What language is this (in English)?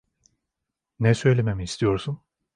Turkish